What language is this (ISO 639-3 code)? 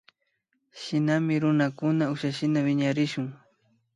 qvi